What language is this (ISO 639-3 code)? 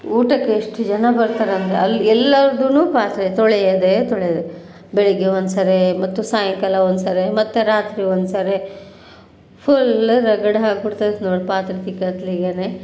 kan